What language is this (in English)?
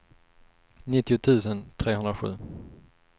Swedish